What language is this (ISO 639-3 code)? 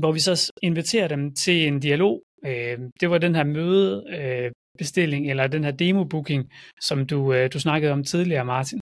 dan